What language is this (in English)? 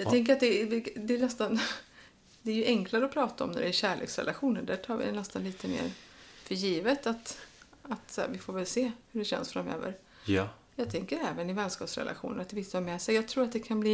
Swedish